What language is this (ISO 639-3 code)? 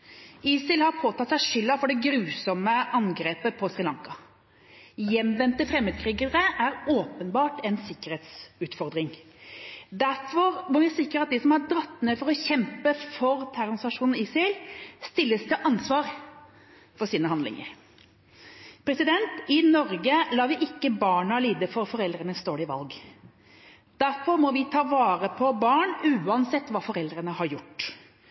nob